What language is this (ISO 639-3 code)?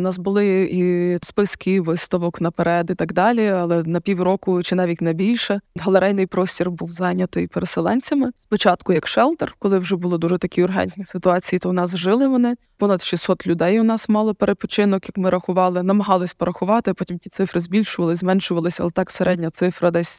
ukr